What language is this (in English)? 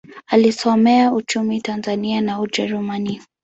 Swahili